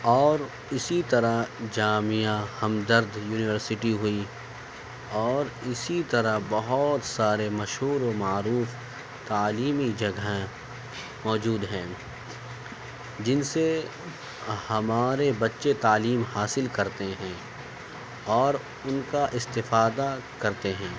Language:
Urdu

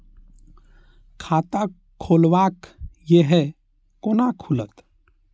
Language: Maithili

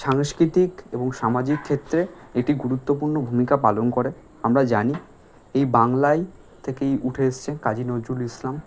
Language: Bangla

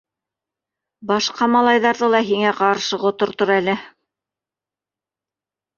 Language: Bashkir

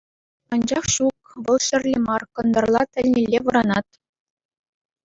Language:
Chuvash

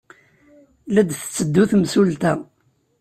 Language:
Kabyle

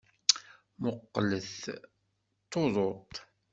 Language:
Kabyle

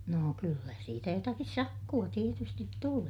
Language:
Finnish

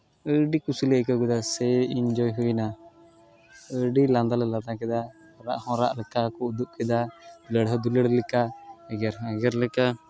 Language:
Santali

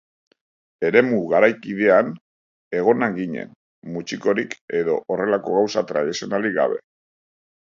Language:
Basque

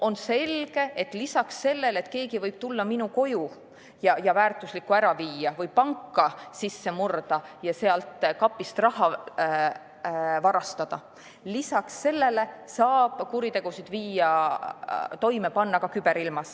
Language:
Estonian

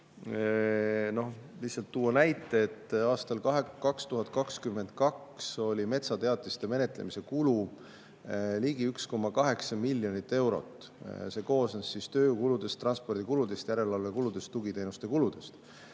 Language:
Estonian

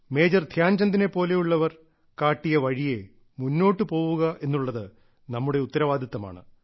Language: Malayalam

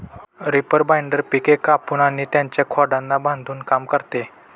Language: Marathi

